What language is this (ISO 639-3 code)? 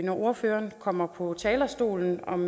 dan